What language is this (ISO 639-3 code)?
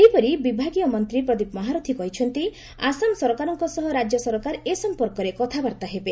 ori